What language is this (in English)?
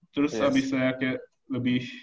Indonesian